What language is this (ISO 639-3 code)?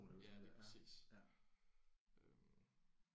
dan